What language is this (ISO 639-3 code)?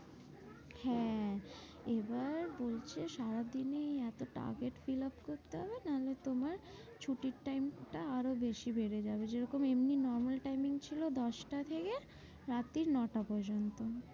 ben